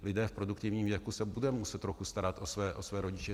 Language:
Czech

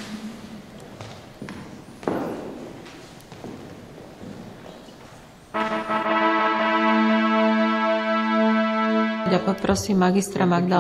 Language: Slovak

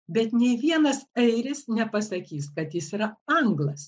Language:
Lithuanian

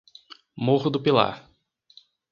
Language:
Portuguese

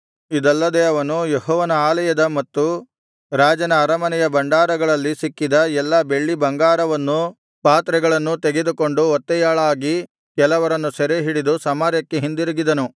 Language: Kannada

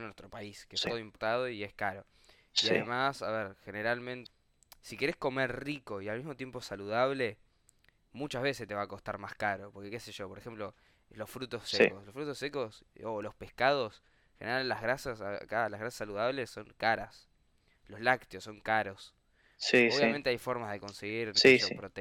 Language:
Spanish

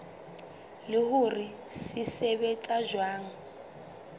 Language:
Southern Sotho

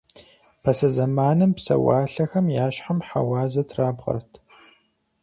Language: Kabardian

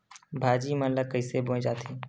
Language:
Chhattisgarhi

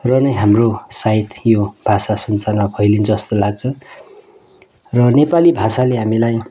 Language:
Nepali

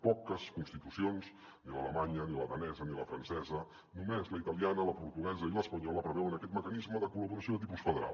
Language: Catalan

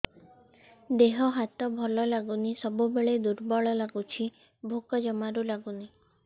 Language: Odia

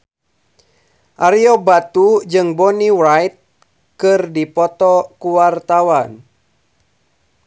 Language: Sundanese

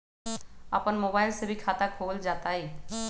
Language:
Magahi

